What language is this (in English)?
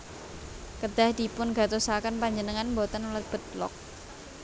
Javanese